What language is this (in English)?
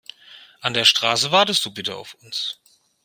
German